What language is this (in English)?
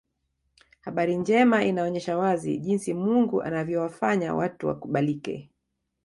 Swahili